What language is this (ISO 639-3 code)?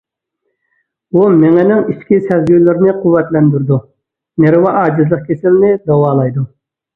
uig